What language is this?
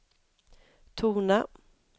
Swedish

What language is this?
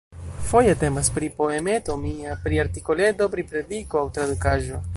Esperanto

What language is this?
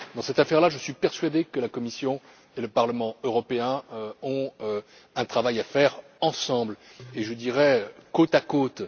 French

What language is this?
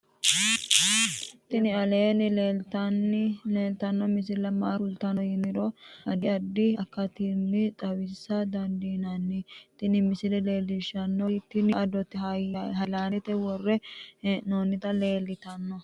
Sidamo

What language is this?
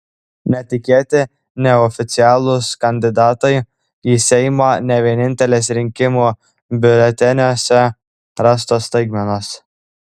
Lithuanian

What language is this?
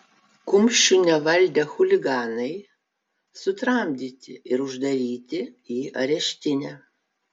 Lithuanian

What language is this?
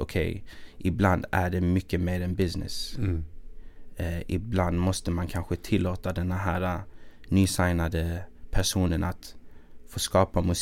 Swedish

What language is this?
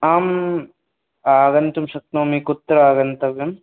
Sanskrit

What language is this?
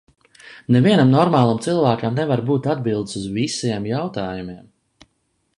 Latvian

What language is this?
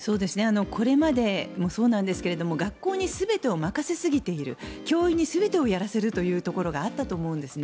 Japanese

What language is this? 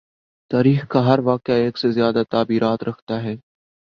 Urdu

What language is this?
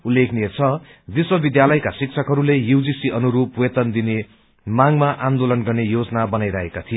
Nepali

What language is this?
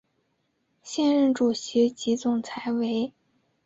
Chinese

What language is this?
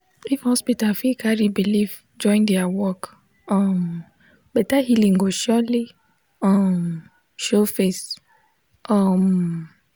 Nigerian Pidgin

